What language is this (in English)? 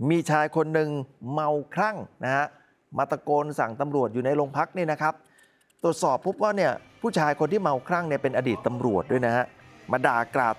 Thai